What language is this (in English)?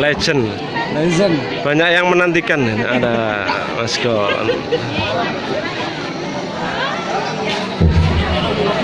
Indonesian